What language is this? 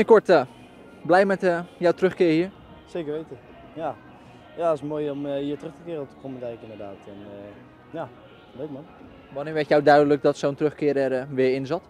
Dutch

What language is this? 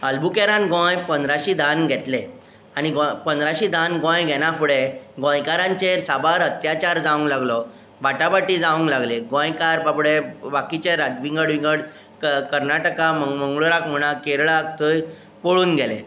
Konkani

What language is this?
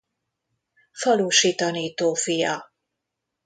Hungarian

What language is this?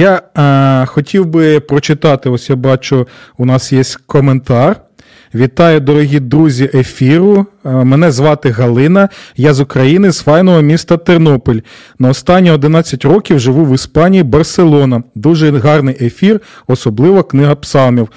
Ukrainian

